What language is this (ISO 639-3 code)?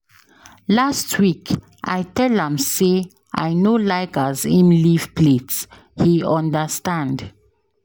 pcm